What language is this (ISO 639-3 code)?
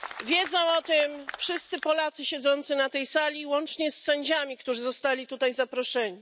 pol